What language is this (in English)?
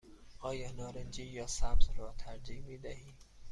Persian